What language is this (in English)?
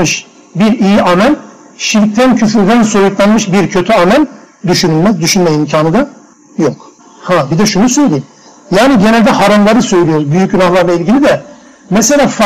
Turkish